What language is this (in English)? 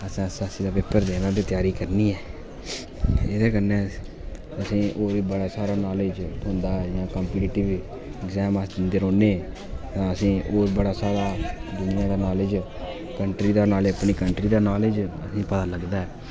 Dogri